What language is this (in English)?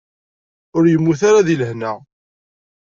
Kabyle